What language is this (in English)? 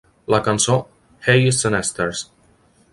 Catalan